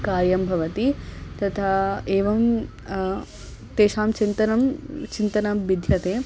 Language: Sanskrit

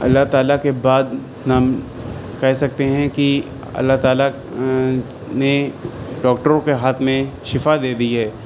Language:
Urdu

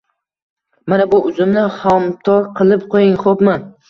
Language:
Uzbek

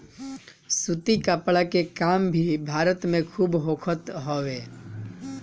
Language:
Bhojpuri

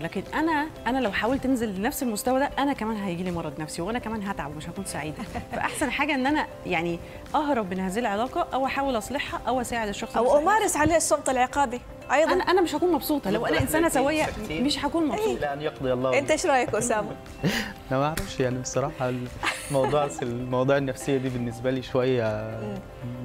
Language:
Arabic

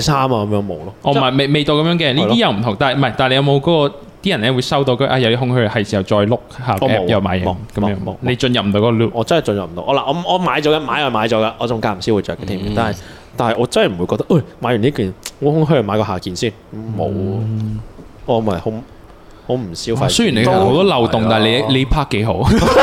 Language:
Chinese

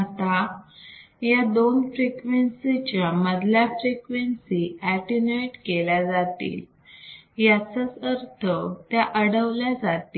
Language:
Marathi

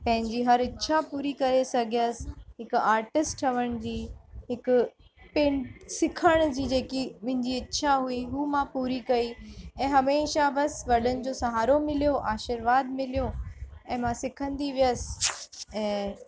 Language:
Sindhi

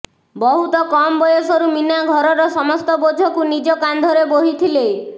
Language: Odia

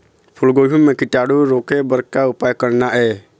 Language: Chhattisgarhi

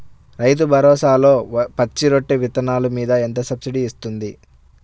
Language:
Telugu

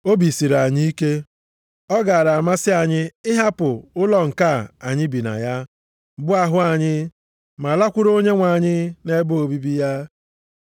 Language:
Igbo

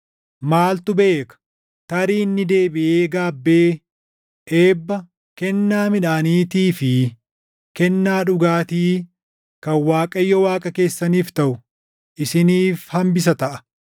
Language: Oromo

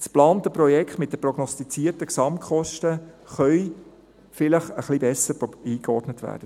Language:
Swiss German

